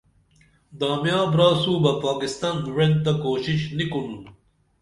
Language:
Dameli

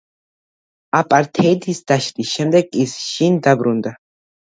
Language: Georgian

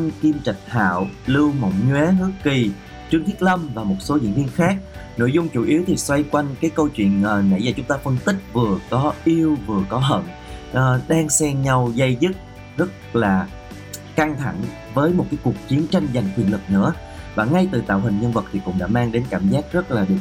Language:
Vietnamese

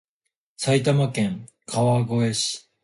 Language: Japanese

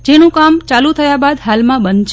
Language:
Gujarati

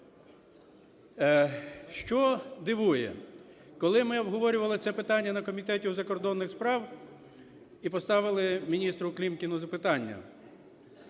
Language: Ukrainian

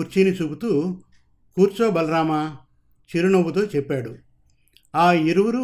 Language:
Telugu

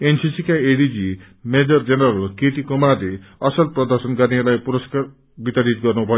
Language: Nepali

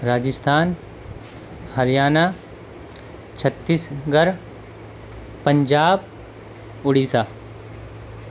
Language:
Urdu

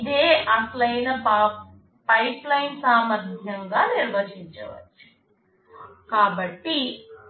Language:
Telugu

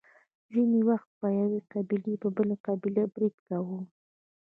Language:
Pashto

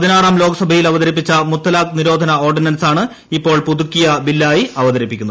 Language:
Malayalam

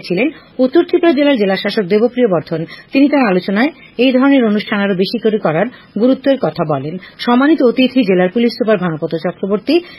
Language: Bangla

